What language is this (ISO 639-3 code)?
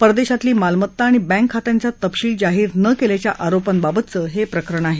mar